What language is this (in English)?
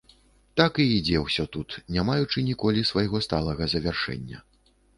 Belarusian